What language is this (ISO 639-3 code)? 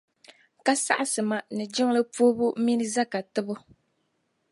dag